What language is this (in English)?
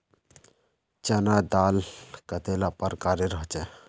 Magahi